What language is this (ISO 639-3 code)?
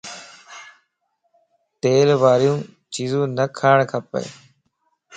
lss